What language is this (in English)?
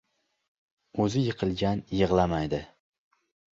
Uzbek